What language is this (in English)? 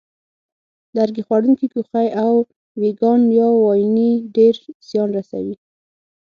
Pashto